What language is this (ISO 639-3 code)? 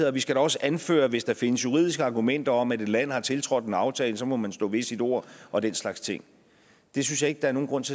dan